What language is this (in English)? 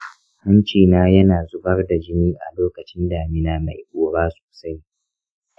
Hausa